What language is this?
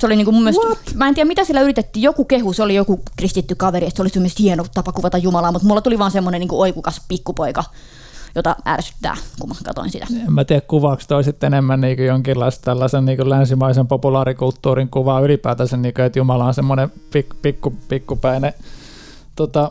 Finnish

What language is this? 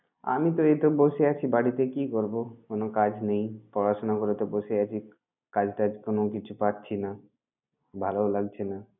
Bangla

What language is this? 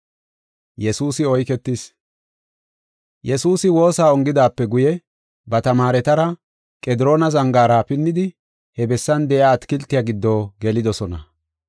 Gofa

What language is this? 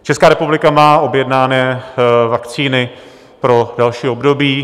Czech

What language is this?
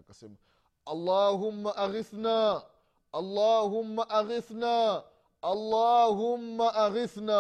Swahili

